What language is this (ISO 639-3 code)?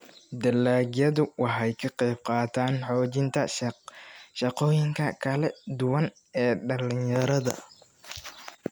som